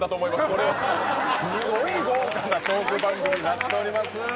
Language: Japanese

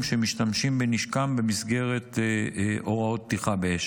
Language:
Hebrew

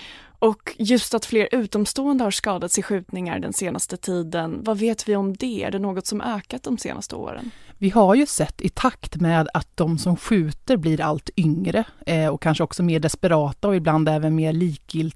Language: Swedish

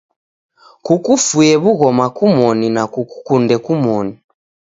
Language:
Taita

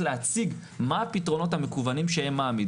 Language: Hebrew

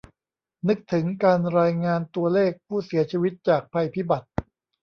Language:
Thai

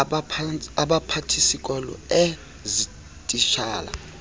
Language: Xhosa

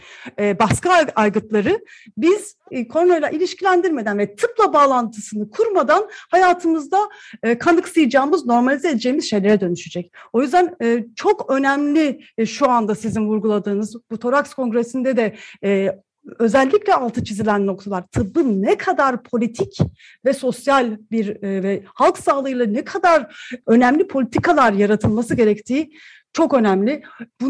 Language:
Turkish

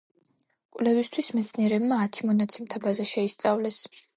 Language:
Georgian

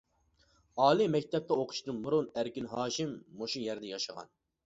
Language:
Uyghur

